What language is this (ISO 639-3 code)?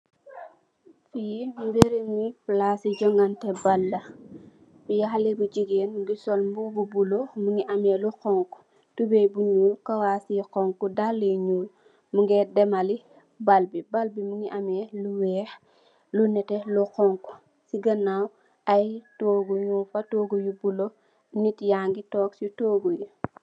wol